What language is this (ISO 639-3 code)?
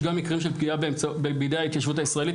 heb